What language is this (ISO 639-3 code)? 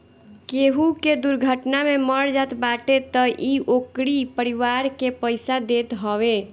bho